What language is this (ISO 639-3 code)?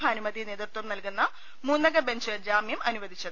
mal